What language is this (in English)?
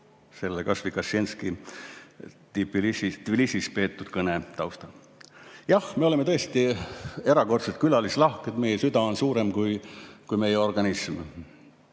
Estonian